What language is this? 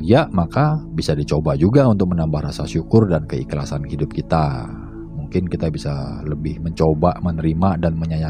Indonesian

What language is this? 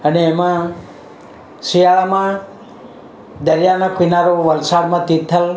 Gujarati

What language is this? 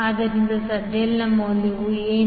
Kannada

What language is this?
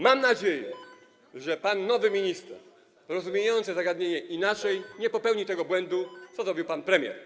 Polish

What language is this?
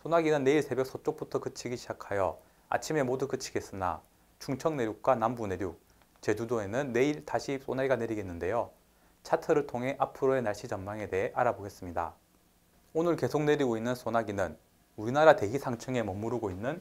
Korean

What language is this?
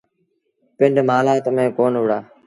Sindhi Bhil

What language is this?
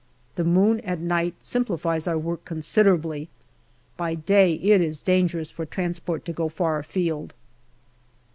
English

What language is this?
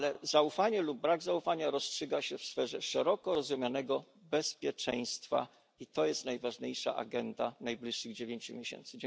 Polish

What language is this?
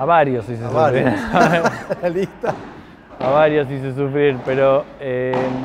Spanish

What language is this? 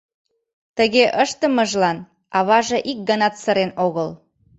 Mari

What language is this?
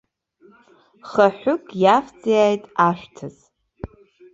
Abkhazian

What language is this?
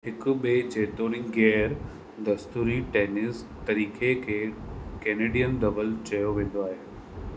Sindhi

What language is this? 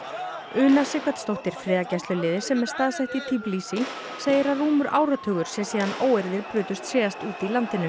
Icelandic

